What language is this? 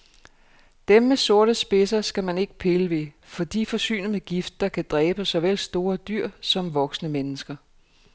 Danish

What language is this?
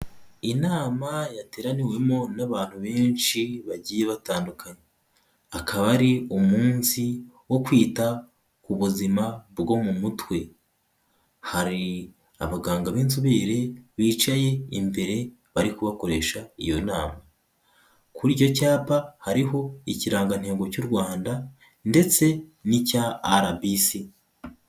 Kinyarwanda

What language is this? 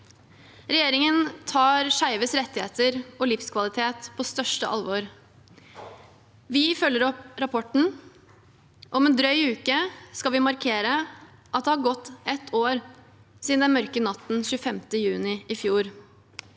Norwegian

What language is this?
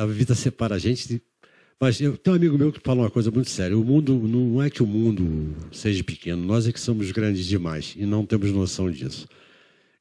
Portuguese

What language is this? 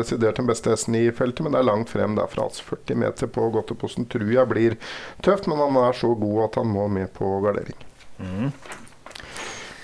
Norwegian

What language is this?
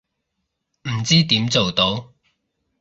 Cantonese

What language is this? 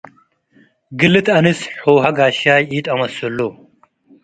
Tigre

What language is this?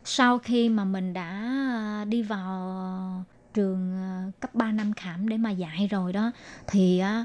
Vietnamese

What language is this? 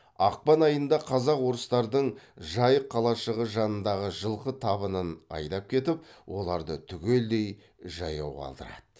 Kazakh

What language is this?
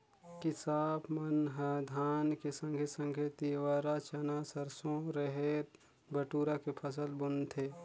Chhattisgarhi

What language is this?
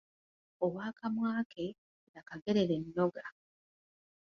Ganda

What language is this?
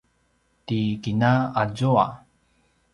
Paiwan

